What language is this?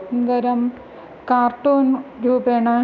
Sanskrit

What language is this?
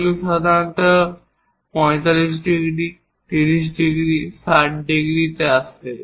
Bangla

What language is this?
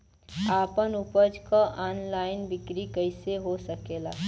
Bhojpuri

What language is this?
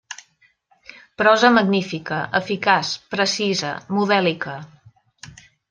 Catalan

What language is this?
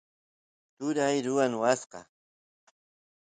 Santiago del Estero Quichua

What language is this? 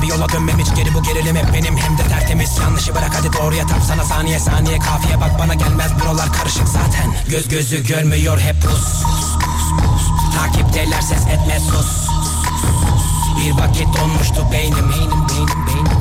Turkish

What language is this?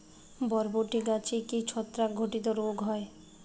Bangla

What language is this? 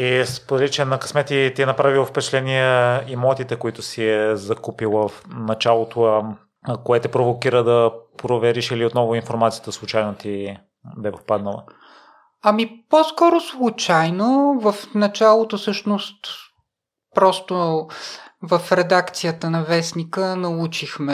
Bulgarian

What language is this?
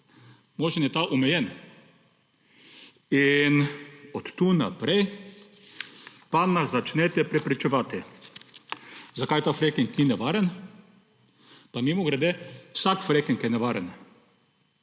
Slovenian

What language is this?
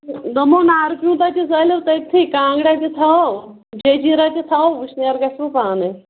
Kashmiri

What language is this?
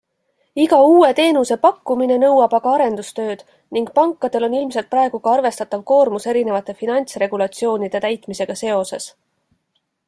Estonian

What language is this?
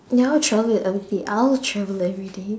English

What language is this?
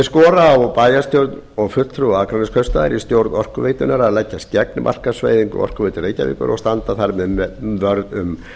Icelandic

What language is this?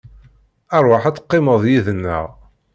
Kabyle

